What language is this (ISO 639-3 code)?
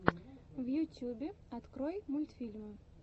rus